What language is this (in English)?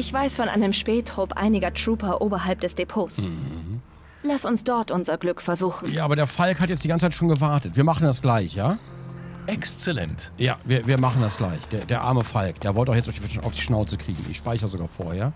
German